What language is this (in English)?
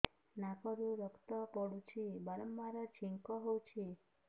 Odia